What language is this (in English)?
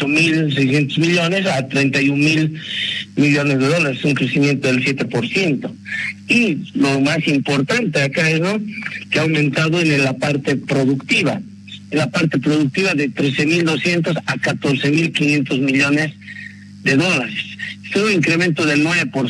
Spanish